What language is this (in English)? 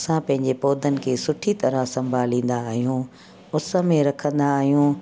Sindhi